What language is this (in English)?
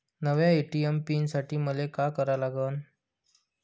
Marathi